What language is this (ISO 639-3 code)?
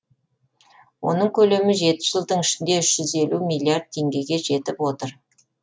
kaz